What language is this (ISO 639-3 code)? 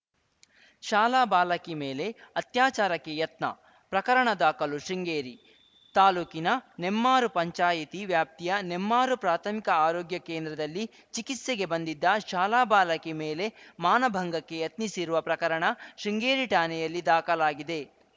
kan